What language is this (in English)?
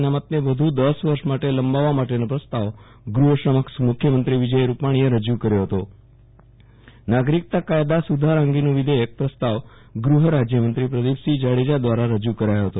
Gujarati